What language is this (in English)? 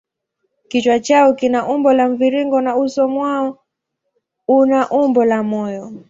Swahili